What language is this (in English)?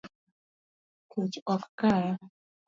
Luo (Kenya and Tanzania)